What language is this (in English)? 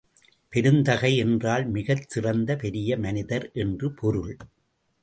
Tamil